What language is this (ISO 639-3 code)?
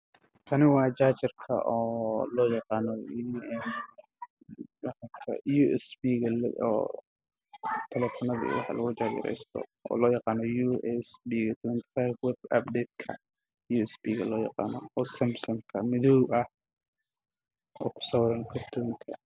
som